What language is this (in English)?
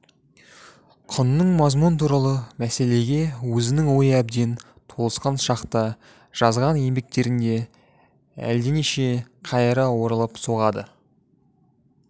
Kazakh